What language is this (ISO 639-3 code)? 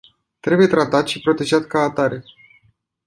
ron